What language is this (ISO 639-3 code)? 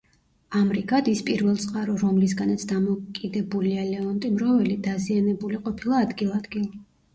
kat